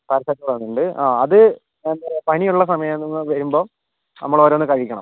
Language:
Malayalam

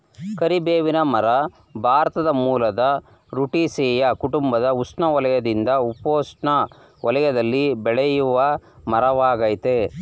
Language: Kannada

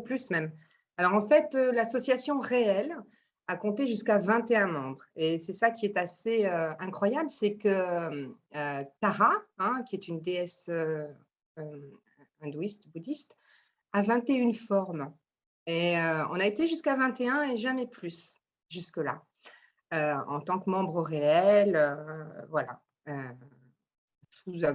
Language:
French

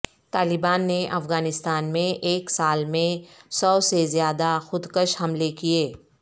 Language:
Urdu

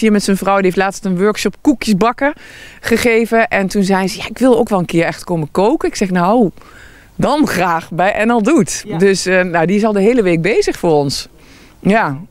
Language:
Dutch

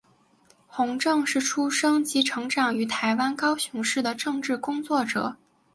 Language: Chinese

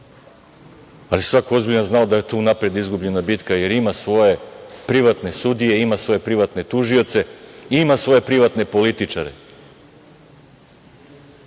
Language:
Serbian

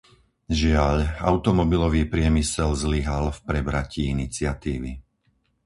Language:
Slovak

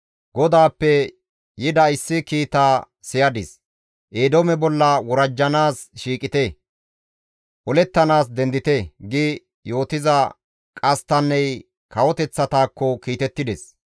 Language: Gamo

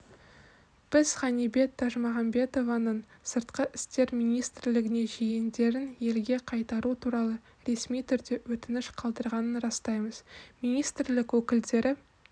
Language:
Kazakh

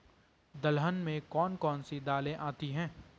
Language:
Hindi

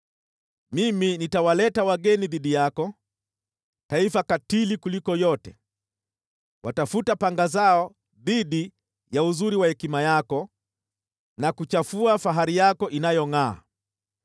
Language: Swahili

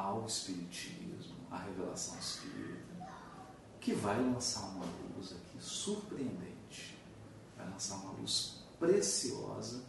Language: Portuguese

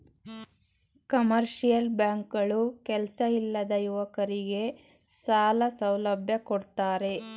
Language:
Kannada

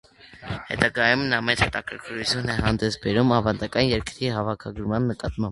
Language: Armenian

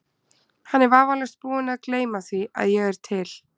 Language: Icelandic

